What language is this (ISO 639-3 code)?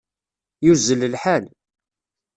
kab